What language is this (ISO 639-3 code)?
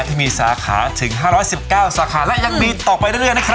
tha